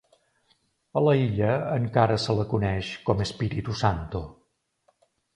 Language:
Catalan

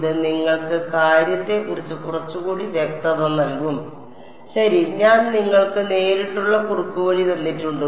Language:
Malayalam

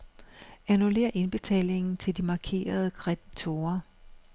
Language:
Danish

